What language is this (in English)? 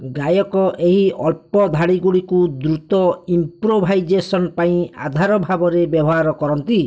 Odia